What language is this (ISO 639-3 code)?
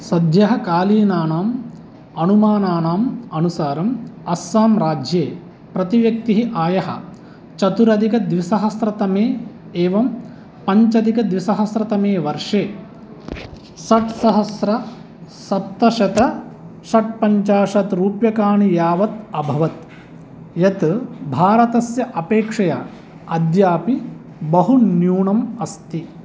san